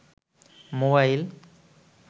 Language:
Bangla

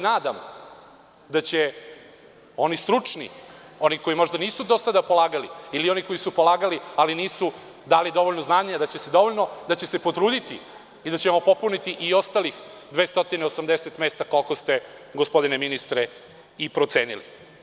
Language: Serbian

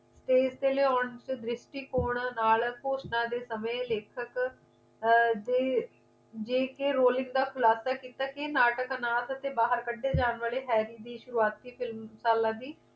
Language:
Punjabi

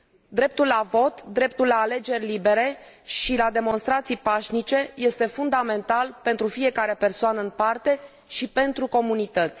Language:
Romanian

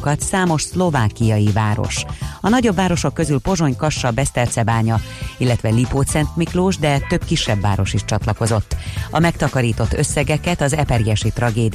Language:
Hungarian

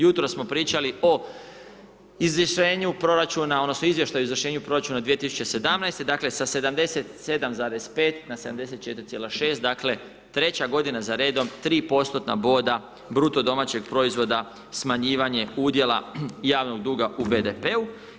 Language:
Croatian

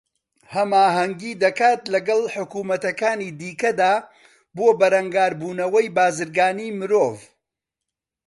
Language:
Central Kurdish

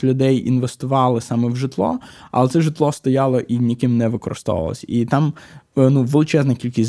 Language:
Ukrainian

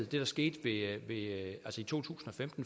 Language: Danish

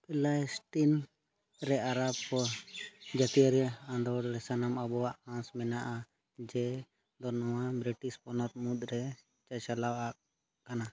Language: Santali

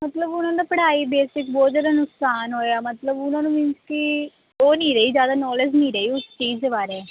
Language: Punjabi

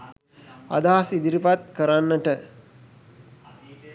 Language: Sinhala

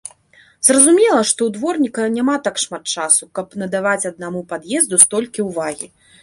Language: Belarusian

